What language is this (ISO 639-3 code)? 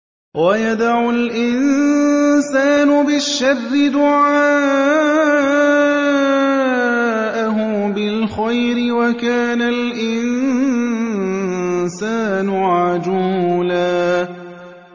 ara